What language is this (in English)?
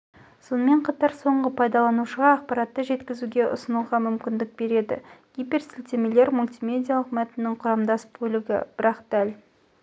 Kazakh